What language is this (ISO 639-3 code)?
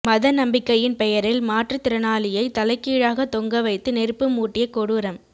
tam